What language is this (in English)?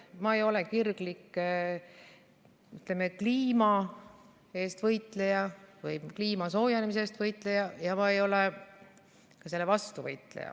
Estonian